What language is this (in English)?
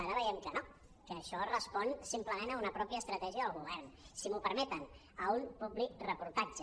Catalan